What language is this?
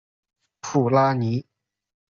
Chinese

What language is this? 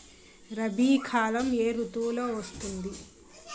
Telugu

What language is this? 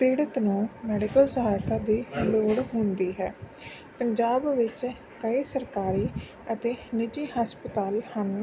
Punjabi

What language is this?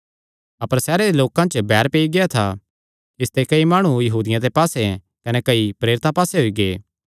Kangri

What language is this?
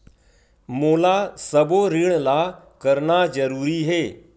Chhattisgarhi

